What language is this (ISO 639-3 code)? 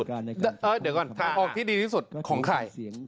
tha